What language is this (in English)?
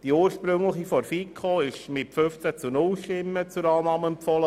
Swiss German